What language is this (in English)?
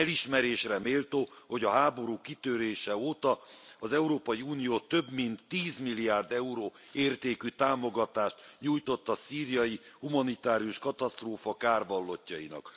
Hungarian